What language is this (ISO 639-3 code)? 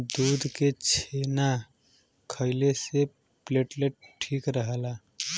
bho